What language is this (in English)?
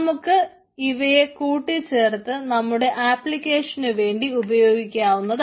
Malayalam